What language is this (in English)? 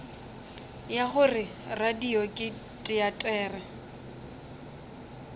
Northern Sotho